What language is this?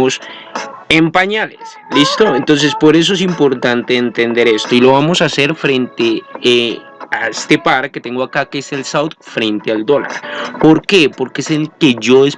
Spanish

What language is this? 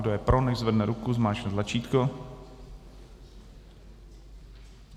Czech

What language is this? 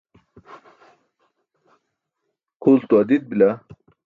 Burushaski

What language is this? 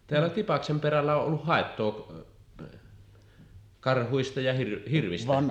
Finnish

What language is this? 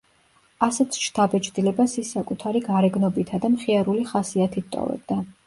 Georgian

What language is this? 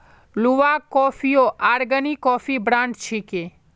Magahi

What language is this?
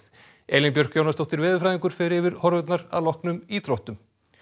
Icelandic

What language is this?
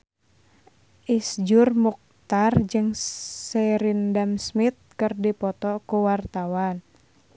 Sundanese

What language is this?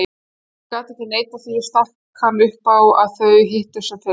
Icelandic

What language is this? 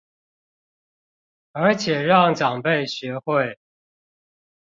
Chinese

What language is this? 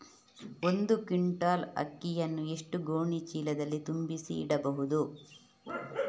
Kannada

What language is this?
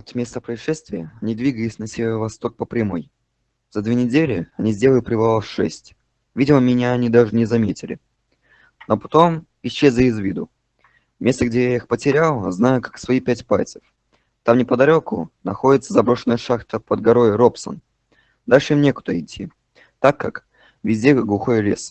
Russian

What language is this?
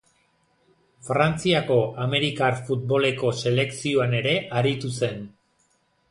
Basque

